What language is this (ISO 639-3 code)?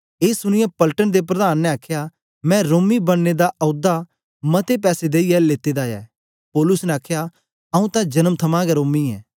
doi